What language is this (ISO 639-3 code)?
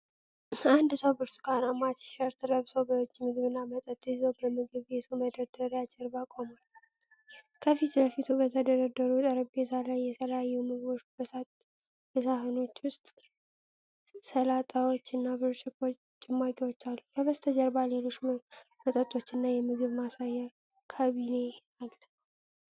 amh